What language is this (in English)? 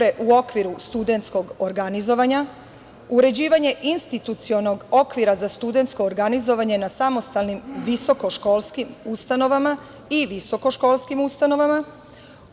Serbian